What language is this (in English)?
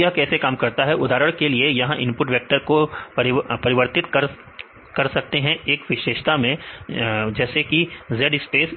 Hindi